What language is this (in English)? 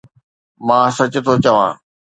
Sindhi